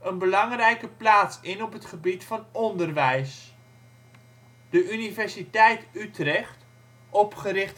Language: Dutch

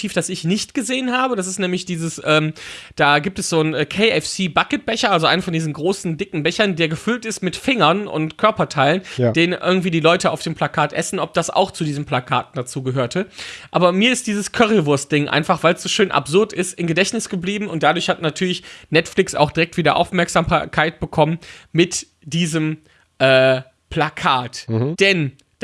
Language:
German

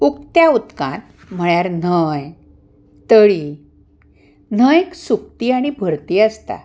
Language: Konkani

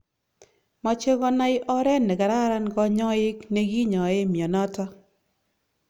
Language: Kalenjin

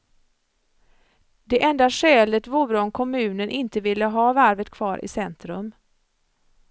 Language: Swedish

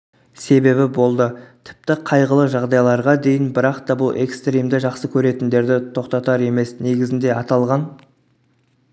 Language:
Kazakh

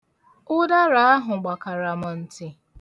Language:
Igbo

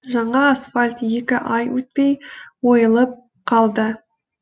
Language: Kazakh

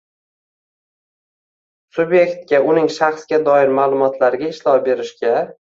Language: Uzbek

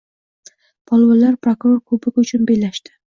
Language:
Uzbek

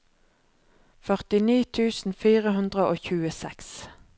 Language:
Norwegian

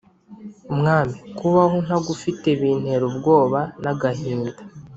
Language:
Kinyarwanda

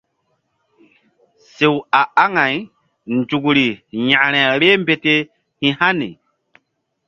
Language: Mbum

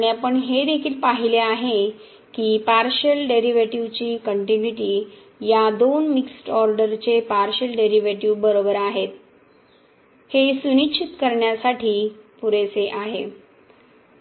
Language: Marathi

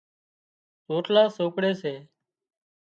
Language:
Wadiyara Koli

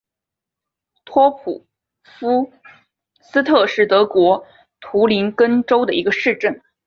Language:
Chinese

